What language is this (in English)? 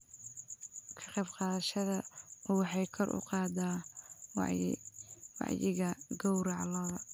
Somali